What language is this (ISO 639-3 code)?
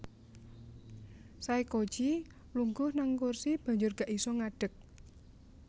jav